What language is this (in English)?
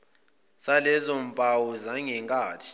Zulu